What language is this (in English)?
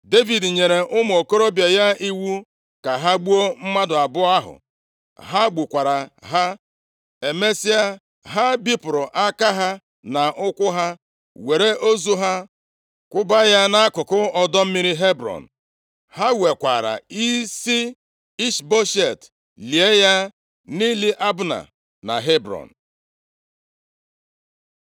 Igbo